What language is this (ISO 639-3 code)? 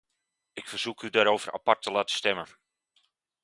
nld